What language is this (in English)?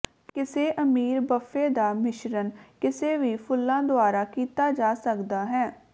Punjabi